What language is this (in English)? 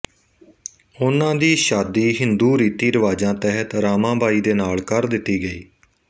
Punjabi